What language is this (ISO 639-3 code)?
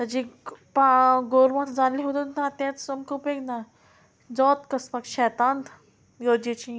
kok